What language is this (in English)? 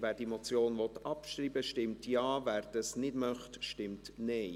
Swiss German